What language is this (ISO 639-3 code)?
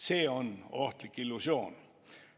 est